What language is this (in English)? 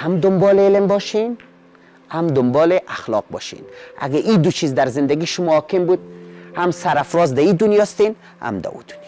Persian